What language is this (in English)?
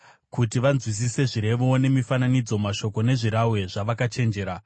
Shona